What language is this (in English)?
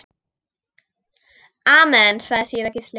Icelandic